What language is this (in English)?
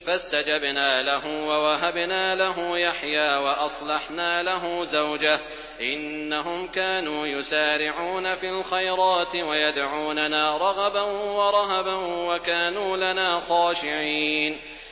Arabic